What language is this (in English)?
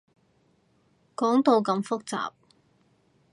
Cantonese